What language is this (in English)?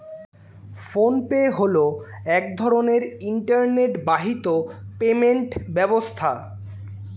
Bangla